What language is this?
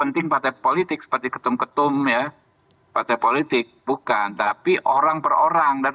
Indonesian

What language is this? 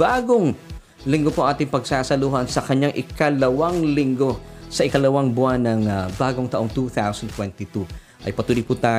Filipino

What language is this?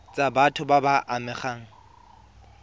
Tswana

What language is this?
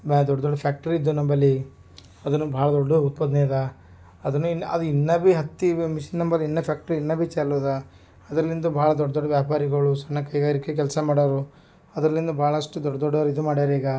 Kannada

